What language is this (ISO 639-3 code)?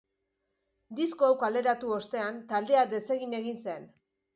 eus